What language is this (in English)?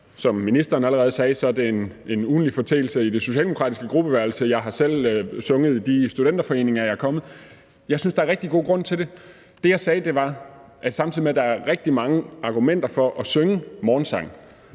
Danish